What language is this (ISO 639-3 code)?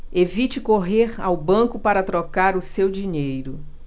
por